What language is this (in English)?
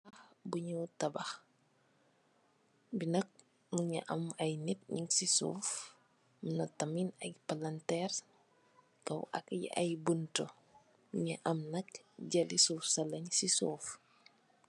Wolof